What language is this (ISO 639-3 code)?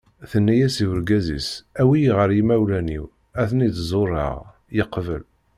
kab